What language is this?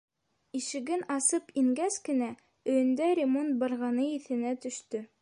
Bashkir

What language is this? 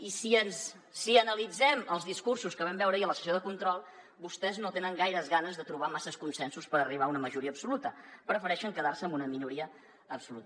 Catalan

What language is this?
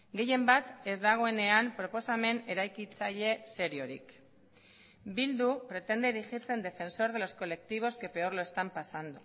Spanish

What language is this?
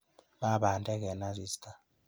Kalenjin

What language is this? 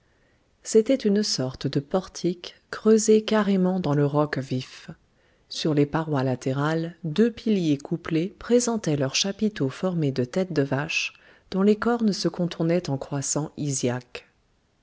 French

